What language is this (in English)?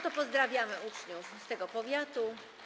Polish